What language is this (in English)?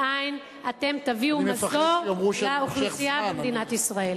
Hebrew